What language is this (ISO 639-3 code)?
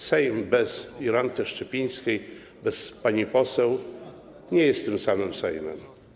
pol